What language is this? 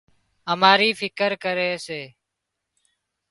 Wadiyara Koli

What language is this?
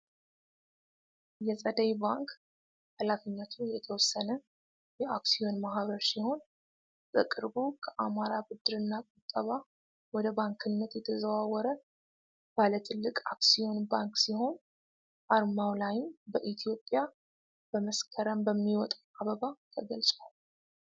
Amharic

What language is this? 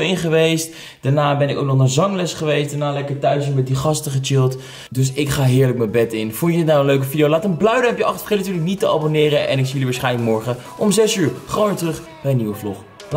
Dutch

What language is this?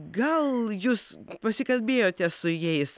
Lithuanian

